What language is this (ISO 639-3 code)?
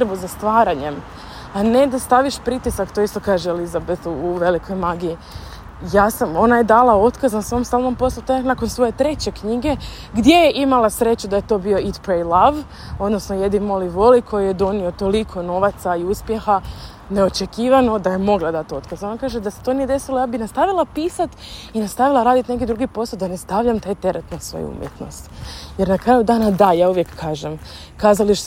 hrv